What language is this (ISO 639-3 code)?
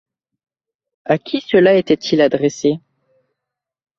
fra